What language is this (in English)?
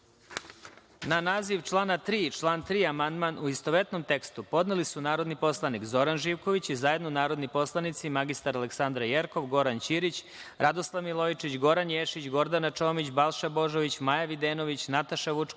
Serbian